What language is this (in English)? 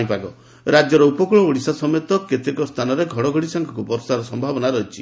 Odia